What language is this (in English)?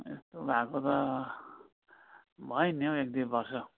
Nepali